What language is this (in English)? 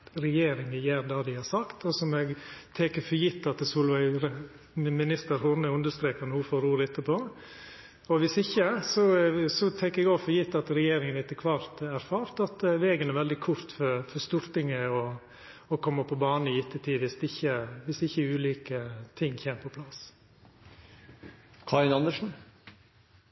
Norwegian Nynorsk